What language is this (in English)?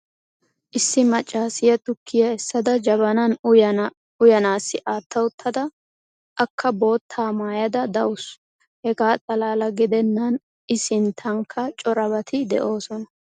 Wolaytta